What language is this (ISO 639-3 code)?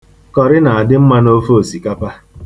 ibo